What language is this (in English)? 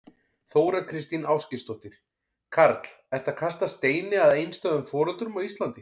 Icelandic